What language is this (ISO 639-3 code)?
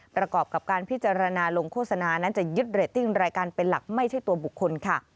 tha